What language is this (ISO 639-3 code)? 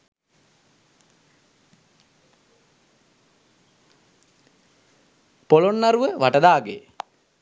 sin